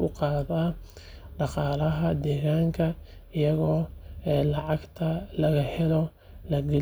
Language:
Somali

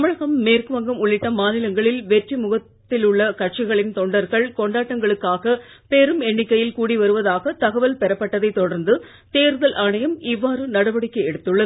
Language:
Tamil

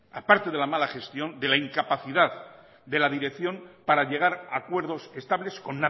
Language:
Spanish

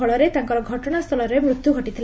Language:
Odia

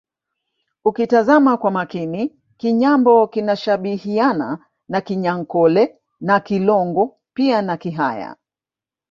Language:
Swahili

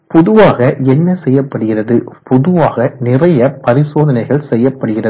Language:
Tamil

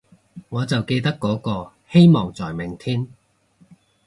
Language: Cantonese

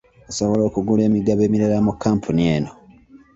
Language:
Ganda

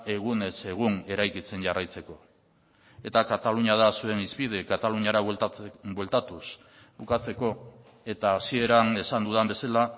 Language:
Basque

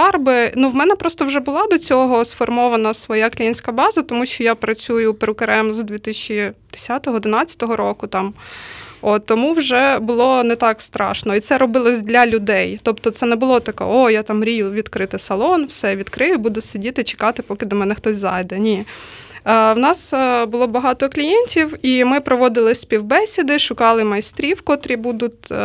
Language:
Ukrainian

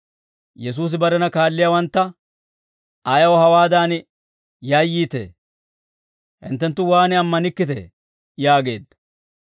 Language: Dawro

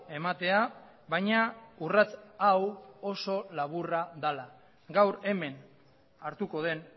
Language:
Basque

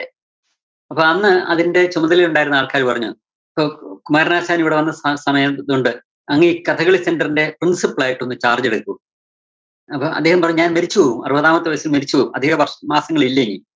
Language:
Malayalam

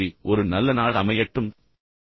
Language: Tamil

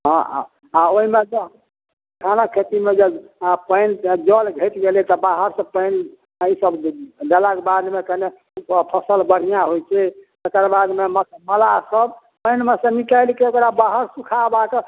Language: Maithili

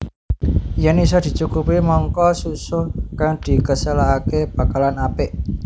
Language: Javanese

